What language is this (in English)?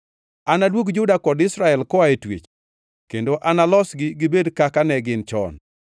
Luo (Kenya and Tanzania)